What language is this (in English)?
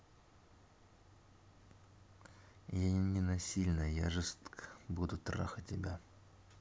Russian